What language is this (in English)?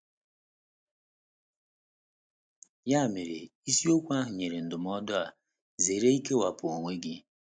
Igbo